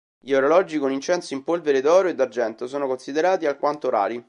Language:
Italian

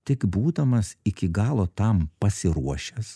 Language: Lithuanian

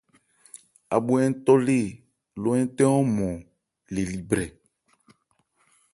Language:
Ebrié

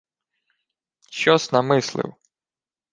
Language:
Ukrainian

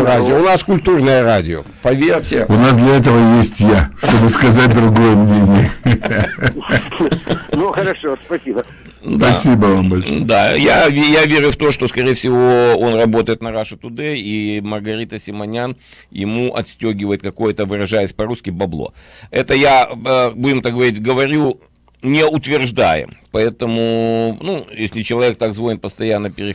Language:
Russian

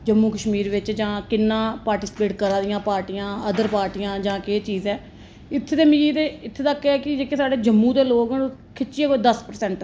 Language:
Dogri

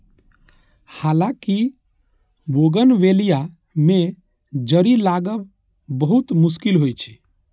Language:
Maithili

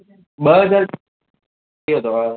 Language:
Sindhi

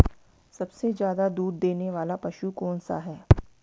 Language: Hindi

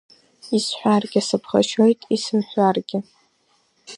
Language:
Abkhazian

